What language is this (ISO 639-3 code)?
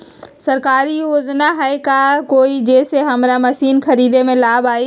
mag